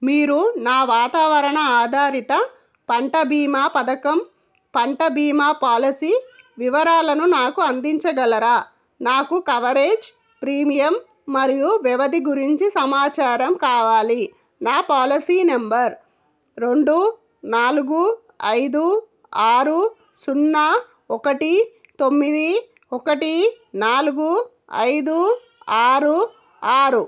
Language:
Telugu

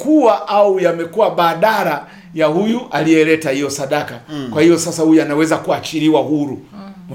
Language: Swahili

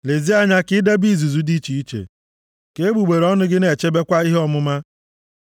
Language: Igbo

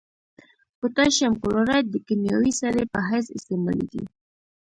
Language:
Pashto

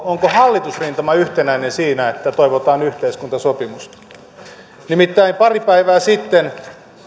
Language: Finnish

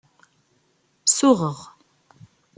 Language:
Kabyle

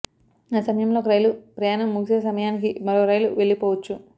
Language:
Telugu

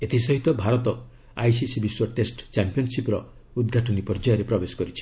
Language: Odia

